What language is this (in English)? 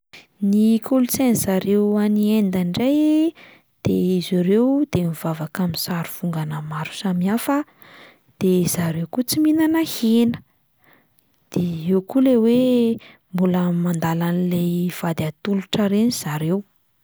Malagasy